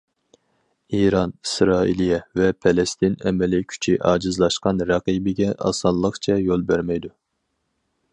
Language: Uyghur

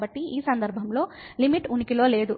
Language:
Telugu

